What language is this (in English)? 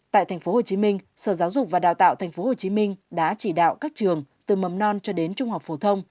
Vietnamese